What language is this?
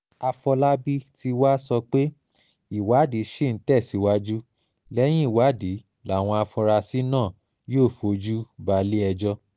Yoruba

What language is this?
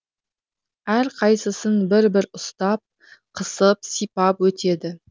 Kazakh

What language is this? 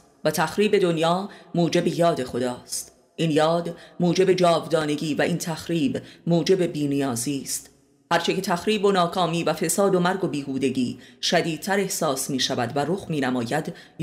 Persian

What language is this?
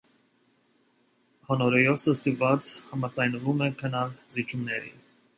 Armenian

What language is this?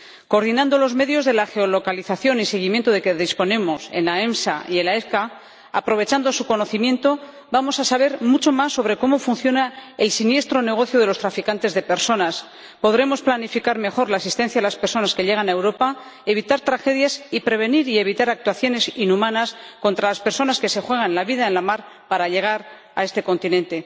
Spanish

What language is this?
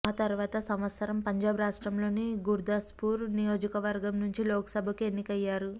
Telugu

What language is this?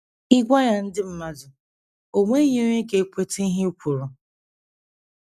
Igbo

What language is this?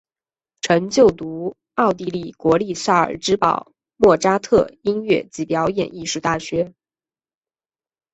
Chinese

